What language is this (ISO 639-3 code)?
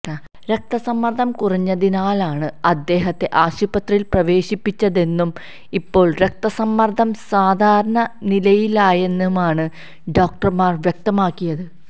mal